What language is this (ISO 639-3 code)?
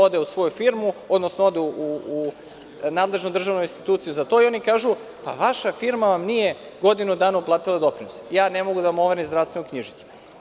srp